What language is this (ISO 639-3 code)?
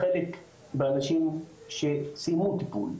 heb